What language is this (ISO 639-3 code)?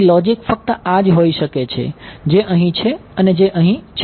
guj